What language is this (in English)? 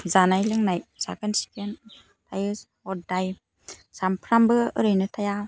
Bodo